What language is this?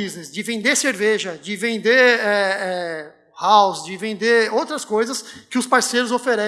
Portuguese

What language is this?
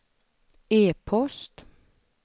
Swedish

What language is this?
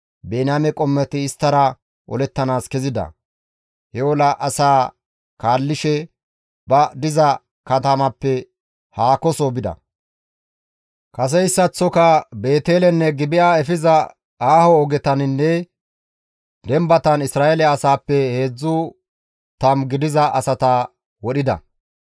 Gamo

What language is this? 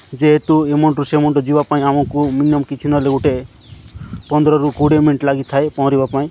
Odia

